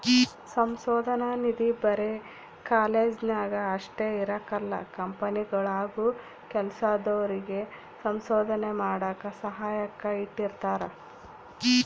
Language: Kannada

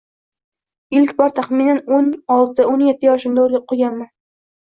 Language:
Uzbek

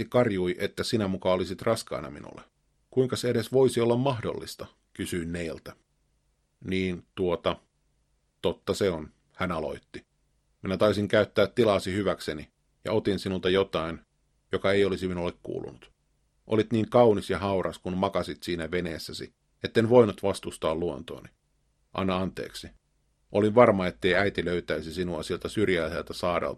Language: Finnish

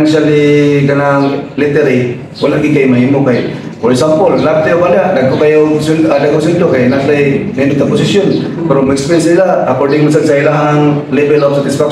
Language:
Filipino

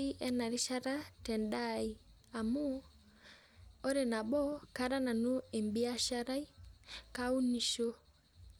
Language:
Masai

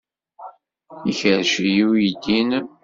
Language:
Kabyle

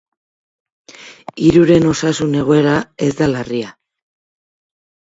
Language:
Basque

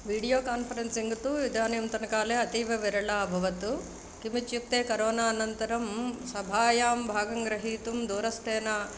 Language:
Sanskrit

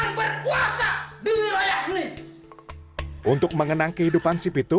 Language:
Indonesian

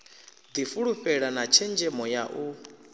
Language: Venda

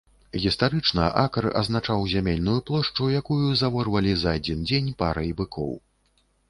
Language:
Belarusian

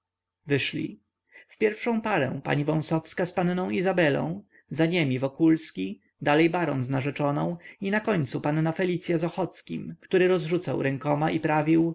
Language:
Polish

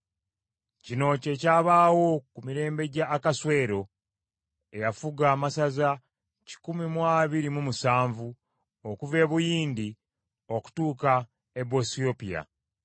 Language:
Ganda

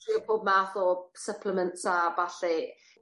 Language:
Welsh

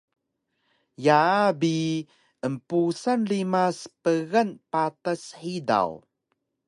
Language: Taroko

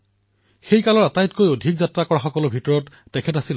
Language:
Assamese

